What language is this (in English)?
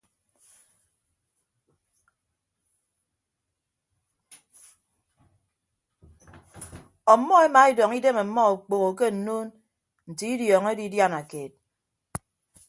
Ibibio